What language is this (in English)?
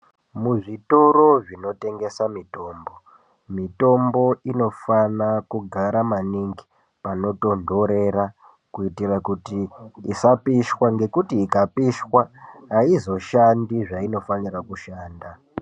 Ndau